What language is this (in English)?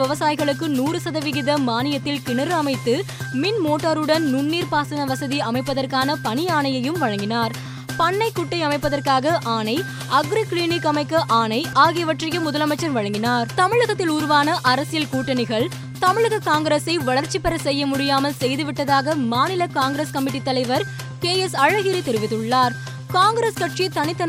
Tamil